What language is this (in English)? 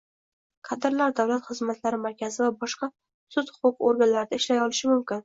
Uzbek